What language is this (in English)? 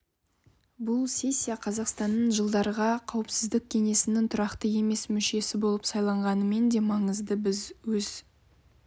Kazakh